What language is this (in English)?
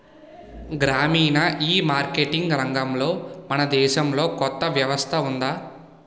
Telugu